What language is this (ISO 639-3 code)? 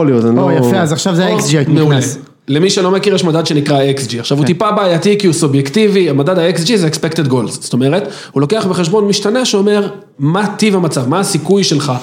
heb